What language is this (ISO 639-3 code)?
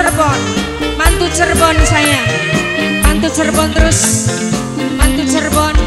ind